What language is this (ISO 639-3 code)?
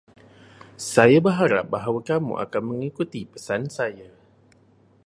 msa